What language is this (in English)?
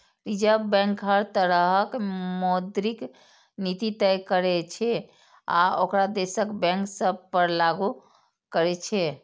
Maithili